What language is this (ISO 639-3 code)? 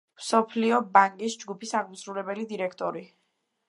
kat